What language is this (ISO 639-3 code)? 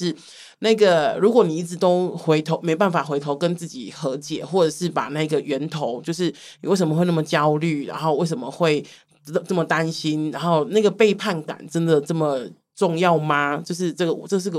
zho